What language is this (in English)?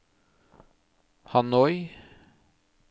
Norwegian